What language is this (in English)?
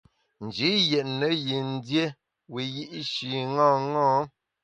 Bamun